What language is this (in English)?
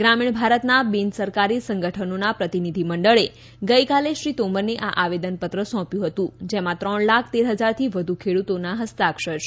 Gujarati